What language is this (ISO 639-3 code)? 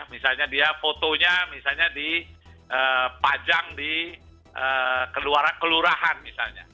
ind